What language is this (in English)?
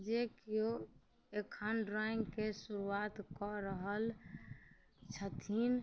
Maithili